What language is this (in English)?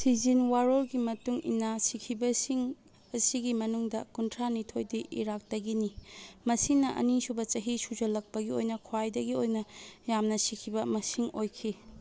Manipuri